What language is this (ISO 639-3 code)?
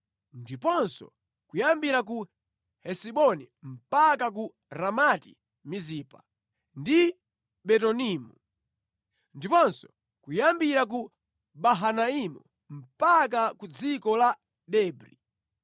nya